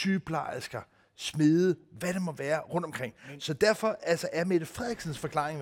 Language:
Danish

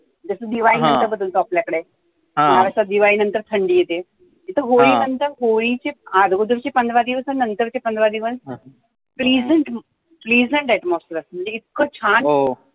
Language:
Marathi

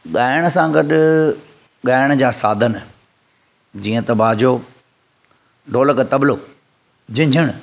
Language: Sindhi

